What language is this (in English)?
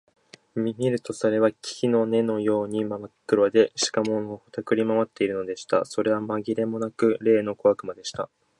Japanese